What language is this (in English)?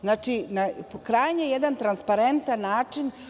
Serbian